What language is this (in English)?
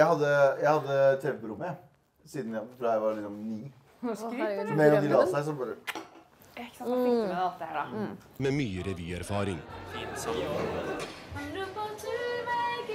Norwegian